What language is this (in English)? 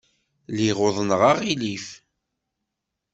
Kabyle